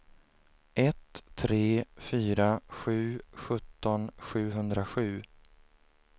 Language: Swedish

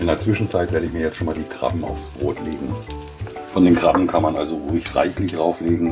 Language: German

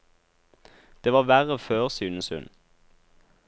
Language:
Norwegian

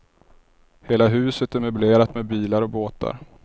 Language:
Swedish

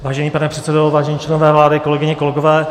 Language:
Czech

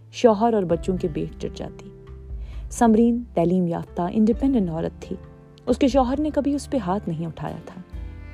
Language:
Urdu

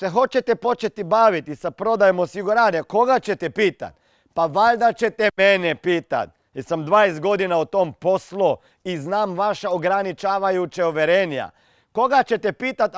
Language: Croatian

